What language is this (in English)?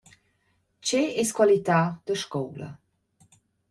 Romansh